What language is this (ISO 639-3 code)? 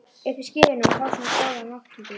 isl